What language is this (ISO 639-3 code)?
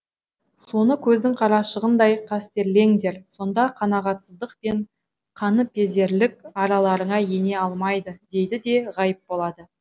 kaz